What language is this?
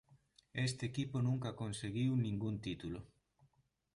Galician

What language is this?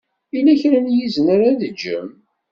Kabyle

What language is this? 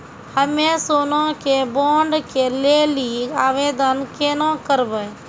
Maithili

